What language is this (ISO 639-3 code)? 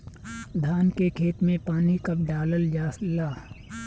bho